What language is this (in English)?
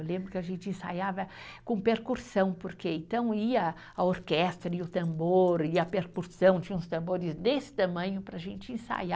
Portuguese